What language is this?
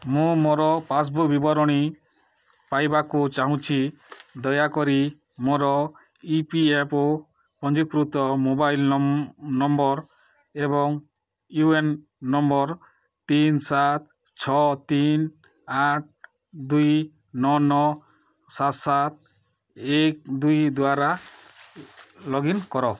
Odia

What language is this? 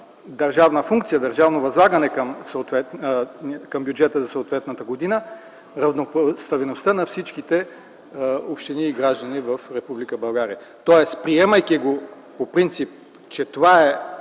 Bulgarian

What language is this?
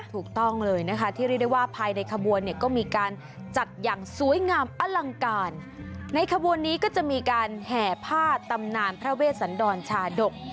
Thai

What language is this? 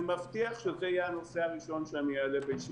Hebrew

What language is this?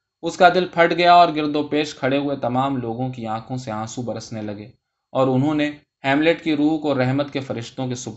Urdu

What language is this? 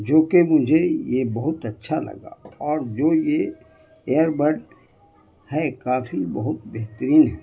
Urdu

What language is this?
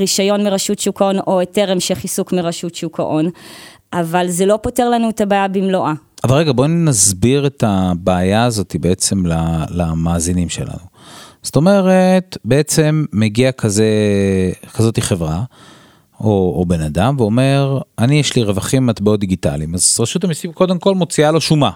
Hebrew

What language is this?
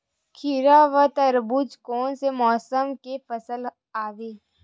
Chhattisgarhi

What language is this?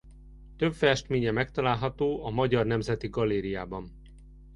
Hungarian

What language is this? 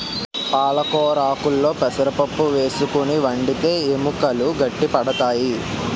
Telugu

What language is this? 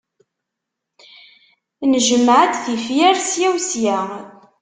Kabyle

